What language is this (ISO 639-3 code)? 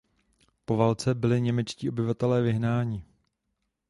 ces